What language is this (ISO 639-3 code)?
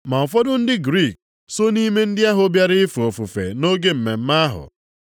ibo